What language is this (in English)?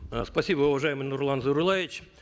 Kazakh